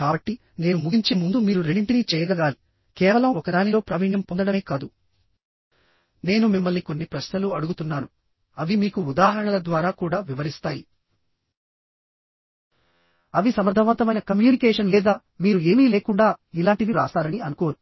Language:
Telugu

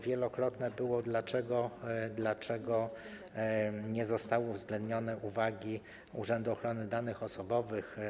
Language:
Polish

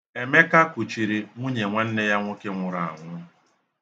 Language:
Igbo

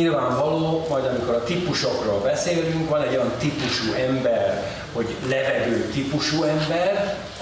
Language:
Hungarian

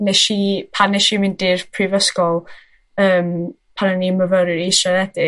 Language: Welsh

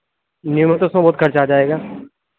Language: Urdu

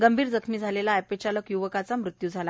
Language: Marathi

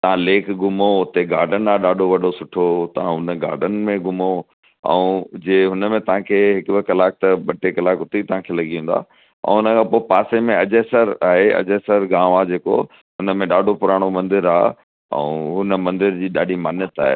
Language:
Sindhi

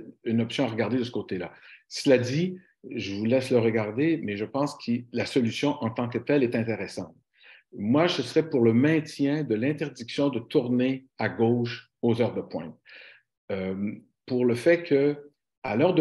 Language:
French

